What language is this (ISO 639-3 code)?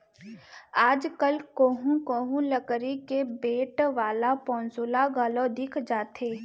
hne